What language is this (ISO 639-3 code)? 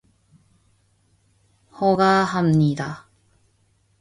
kor